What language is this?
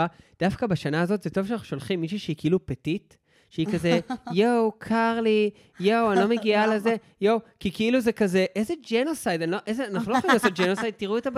Hebrew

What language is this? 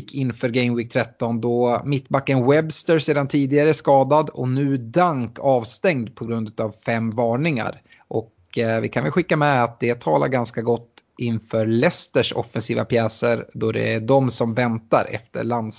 Swedish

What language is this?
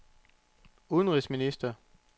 Danish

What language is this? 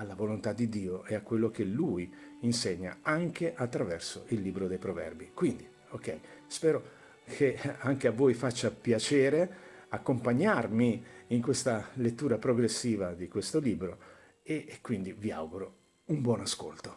Italian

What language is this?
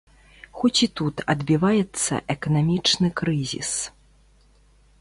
Belarusian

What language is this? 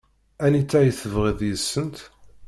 Kabyle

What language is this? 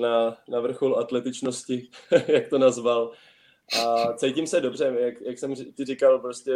Czech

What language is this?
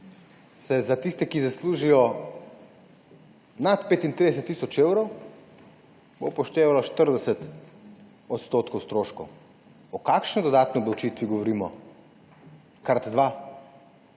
Slovenian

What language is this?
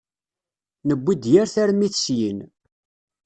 Kabyle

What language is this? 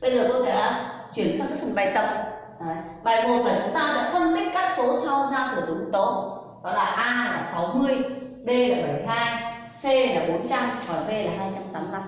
Vietnamese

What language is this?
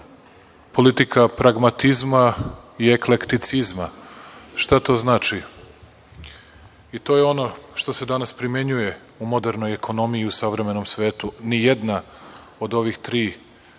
Serbian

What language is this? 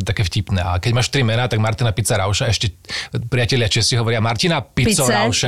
Slovak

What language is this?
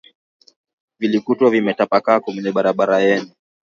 Swahili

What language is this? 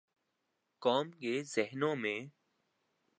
Urdu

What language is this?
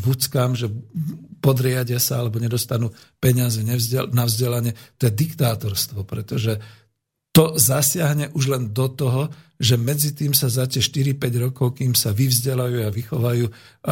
Slovak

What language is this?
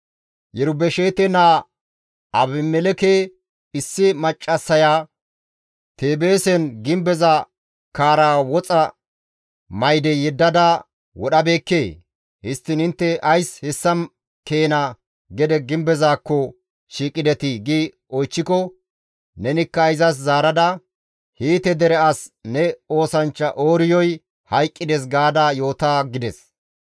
Gamo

